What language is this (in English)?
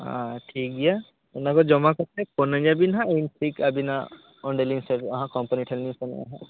Santali